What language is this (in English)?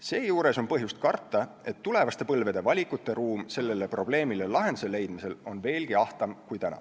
Estonian